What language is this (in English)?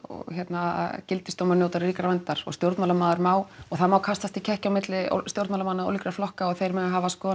Icelandic